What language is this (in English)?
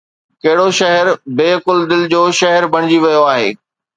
Sindhi